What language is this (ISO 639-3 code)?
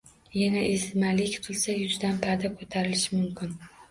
uzb